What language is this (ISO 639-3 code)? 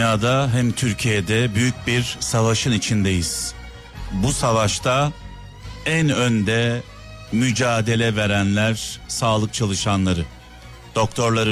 tur